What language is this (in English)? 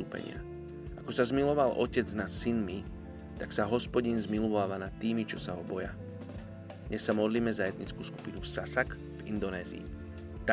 Slovak